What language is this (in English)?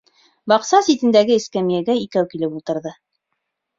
Bashkir